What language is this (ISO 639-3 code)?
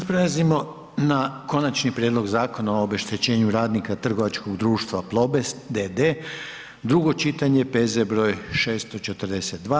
hrv